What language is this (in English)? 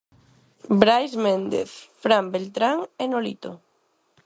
Galician